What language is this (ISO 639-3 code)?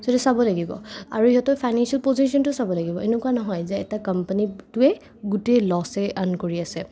asm